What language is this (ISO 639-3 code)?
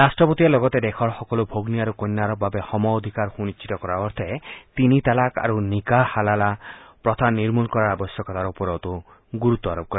asm